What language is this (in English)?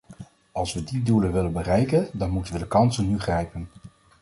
Dutch